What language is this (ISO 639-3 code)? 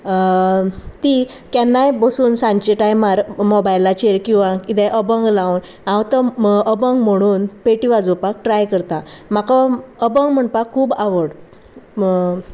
kok